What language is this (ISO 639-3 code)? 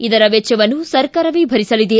kan